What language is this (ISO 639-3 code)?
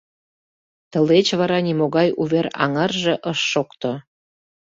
chm